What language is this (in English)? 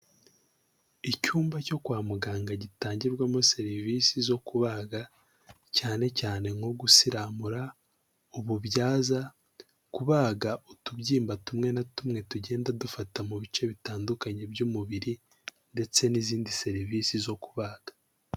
Kinyarwanda